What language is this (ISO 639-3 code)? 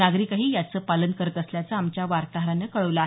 mar